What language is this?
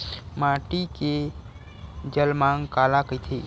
Chhattisgarhi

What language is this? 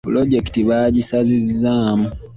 Ganda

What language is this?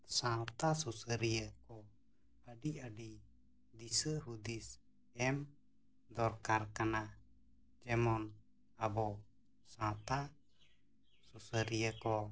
Santali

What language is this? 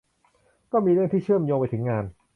Thai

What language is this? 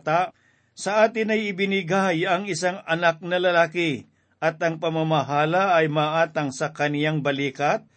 Filipino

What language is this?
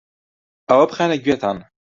Central Kurdish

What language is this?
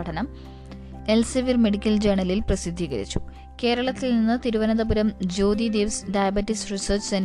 Malayalam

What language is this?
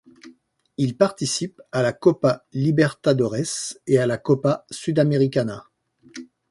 French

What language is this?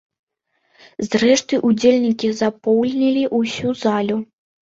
Belarusian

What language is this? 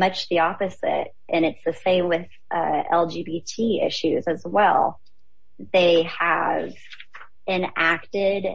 English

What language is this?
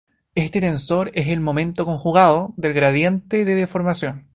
Spanish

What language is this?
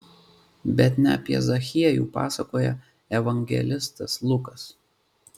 Lithuanian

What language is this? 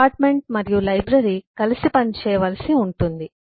Telugu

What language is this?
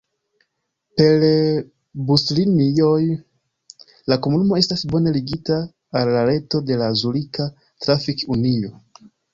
Esperanto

